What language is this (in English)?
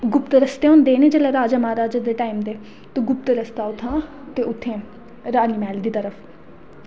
Dogri